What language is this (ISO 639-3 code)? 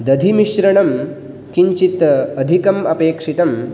san